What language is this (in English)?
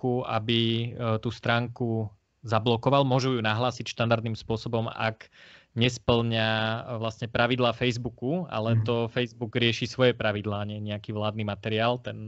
Slovak